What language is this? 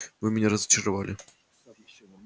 Russian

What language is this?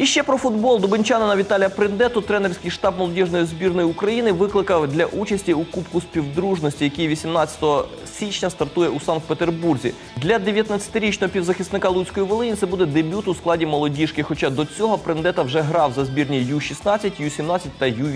Ukrainian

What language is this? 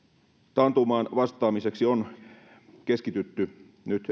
Finnish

